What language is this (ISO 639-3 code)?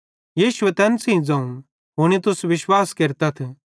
bhd